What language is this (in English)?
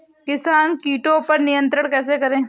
Hindi